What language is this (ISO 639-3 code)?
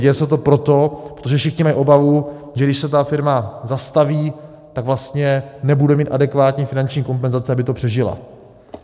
ces